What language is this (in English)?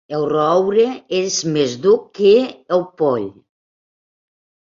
Catalan